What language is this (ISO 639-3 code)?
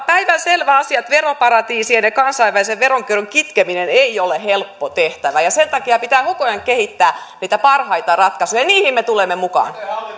fin